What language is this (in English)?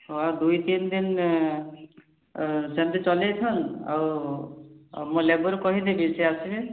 Odia